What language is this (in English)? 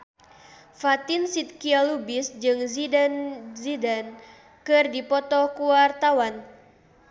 Sundanese